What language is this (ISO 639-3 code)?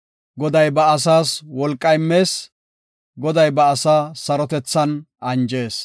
gof